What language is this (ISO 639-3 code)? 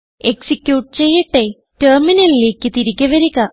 mal